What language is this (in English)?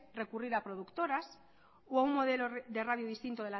Spanish